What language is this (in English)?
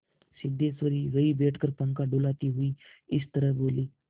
Hindi